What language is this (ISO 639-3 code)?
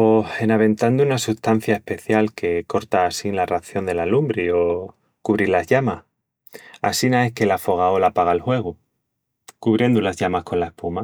ext